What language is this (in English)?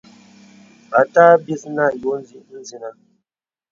Bebele